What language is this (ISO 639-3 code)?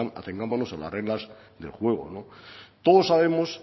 spa